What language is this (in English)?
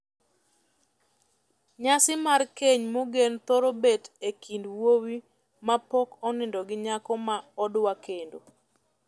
Luo (Kenya and Tanzania)